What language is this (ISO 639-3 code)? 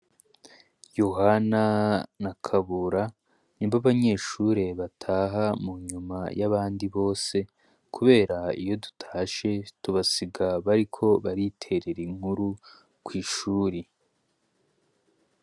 run